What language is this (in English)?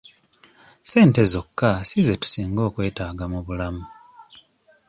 Ganda